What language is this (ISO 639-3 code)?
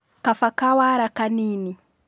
kik